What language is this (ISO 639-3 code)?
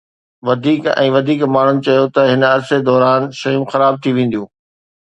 snd